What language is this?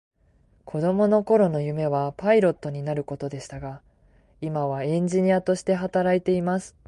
Japanese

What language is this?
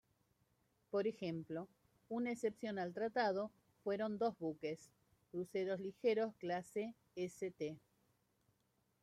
Spanish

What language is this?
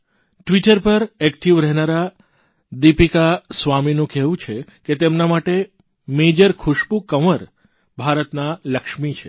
Gujarati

